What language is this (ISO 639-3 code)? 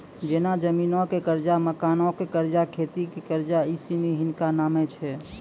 mai